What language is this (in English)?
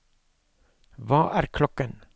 Norwegian